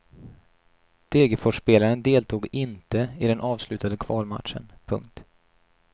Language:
Swedish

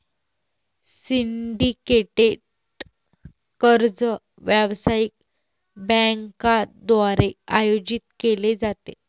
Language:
Marathi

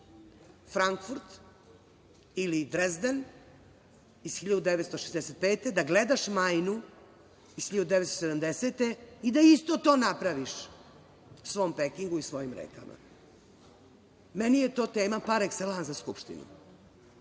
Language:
Serbian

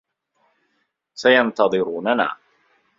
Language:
Arabic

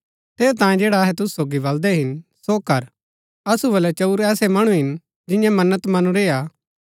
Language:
Gaddi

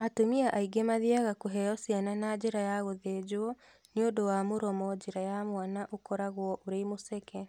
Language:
Kikuyu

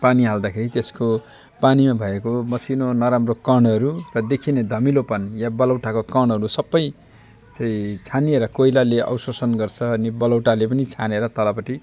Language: Nepali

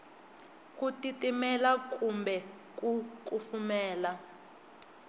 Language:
Tsonga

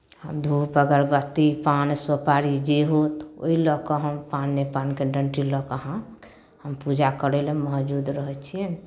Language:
Maithili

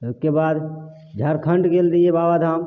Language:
Maithili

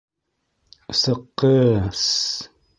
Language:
Bashkir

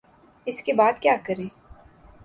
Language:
Urdu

